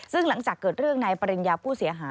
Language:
Thai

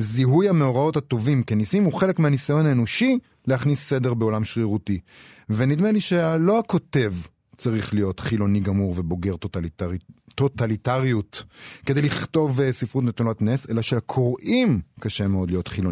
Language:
Hebrew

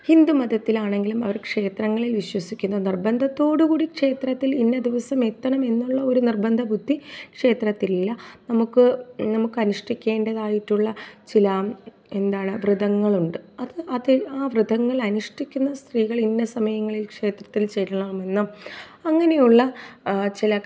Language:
Malayalam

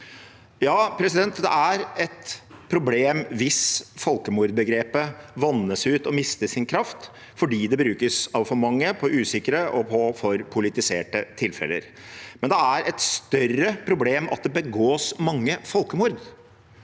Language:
Norwegian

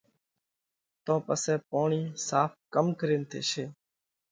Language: Parkari Koli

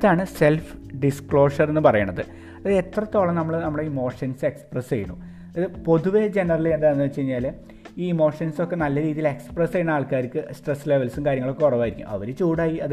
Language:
Malayalam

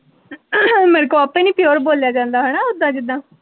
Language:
Punjabi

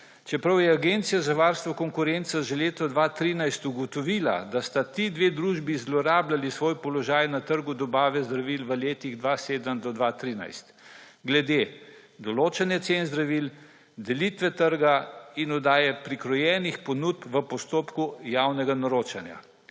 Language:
Slovenian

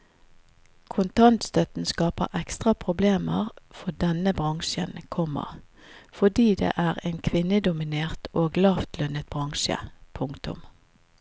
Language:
Norwegian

